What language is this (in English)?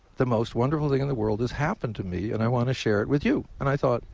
English